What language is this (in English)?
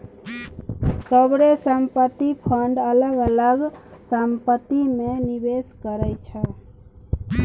Maithili